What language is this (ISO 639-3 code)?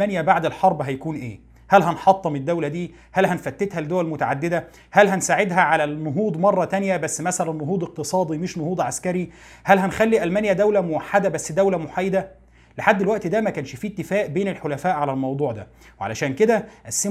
ara